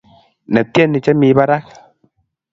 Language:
Kalenjin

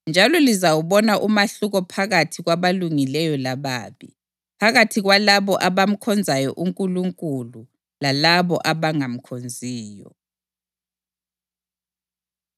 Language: North Ndebele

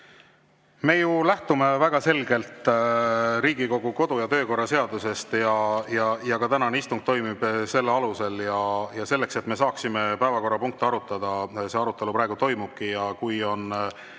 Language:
Estonian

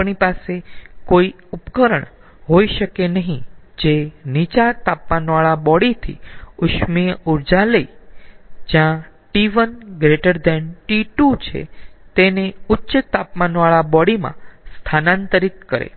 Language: Gujarati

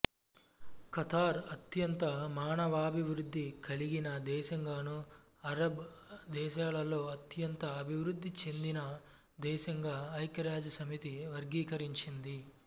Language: Telugu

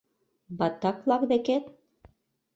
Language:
Mari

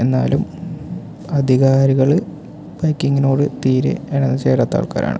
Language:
Malayalam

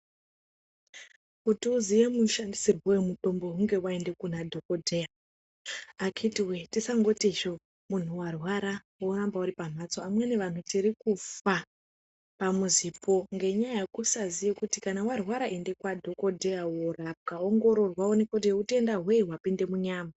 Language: Ndau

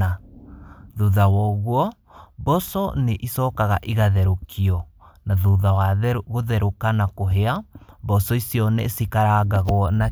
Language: Kikuyu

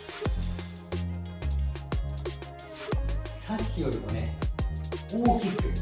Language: Japanese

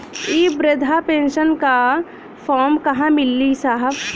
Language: Bhojpuri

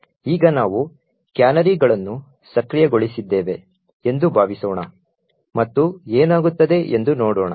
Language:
Kannada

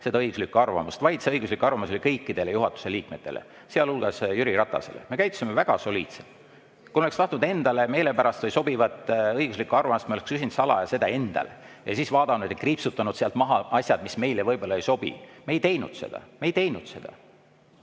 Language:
Estonian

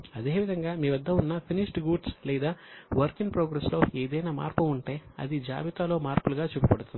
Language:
Telugu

